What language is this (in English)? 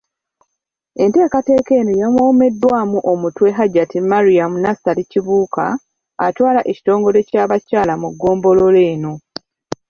Ganda